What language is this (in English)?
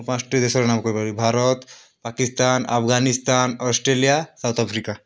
Odia